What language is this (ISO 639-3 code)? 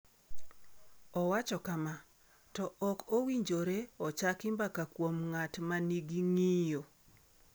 luo